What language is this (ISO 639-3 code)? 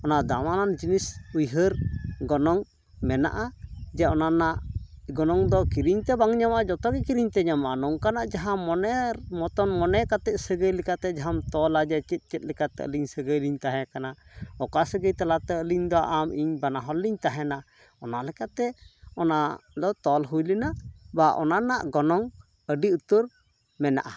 sat